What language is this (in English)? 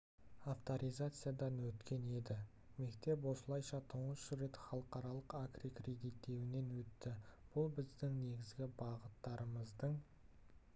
Kazakh